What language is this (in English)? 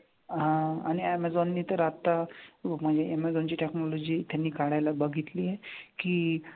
Marathi